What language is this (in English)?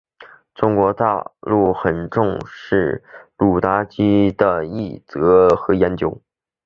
Chinese